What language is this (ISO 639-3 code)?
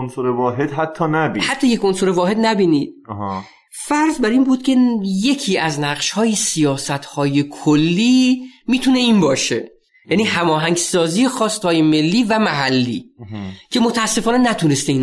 fas